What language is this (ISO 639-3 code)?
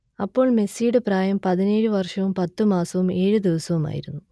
mal